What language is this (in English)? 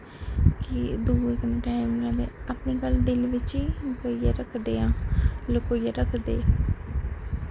Dogri